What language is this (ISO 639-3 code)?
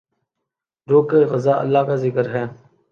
urd